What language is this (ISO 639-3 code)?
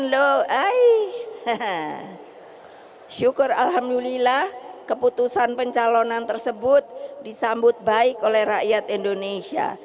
ind